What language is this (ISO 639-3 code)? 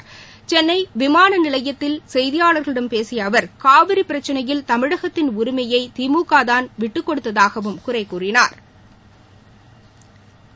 tam